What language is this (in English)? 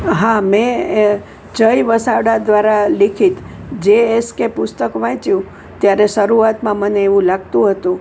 Gujarati